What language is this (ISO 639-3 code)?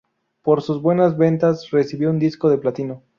spa